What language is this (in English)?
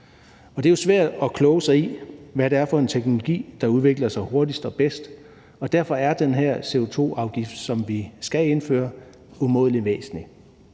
Danish